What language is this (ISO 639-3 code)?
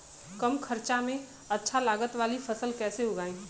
bho